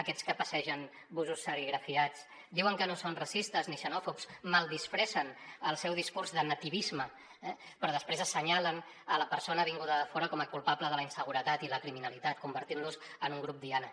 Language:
Catalan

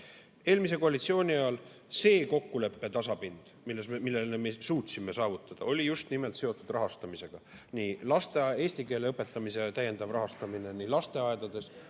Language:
Estonian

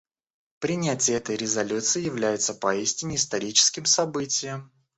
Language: Russian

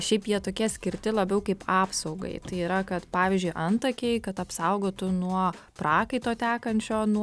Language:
Lithuanian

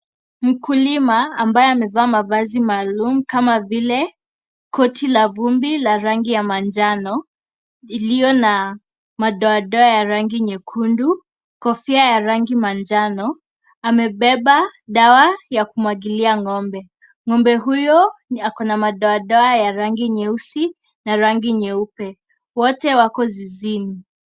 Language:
Swahili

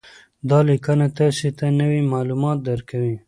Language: Pashto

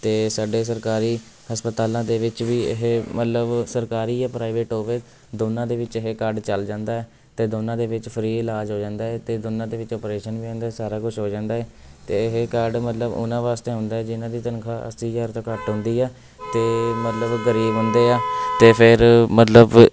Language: Punjabi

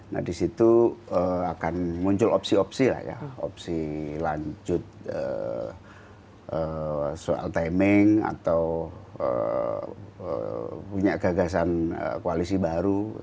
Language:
Indonesian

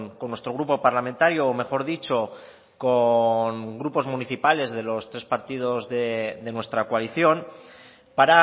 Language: Spanish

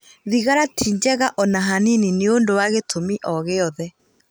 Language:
Kikuyu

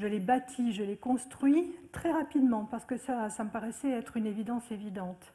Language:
French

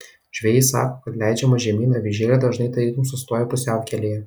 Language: Lithuanian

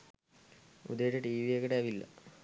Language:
Sinhala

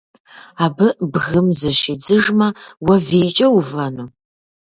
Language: Kabardian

